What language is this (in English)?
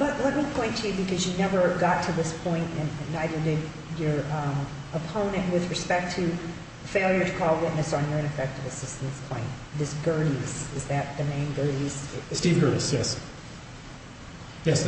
English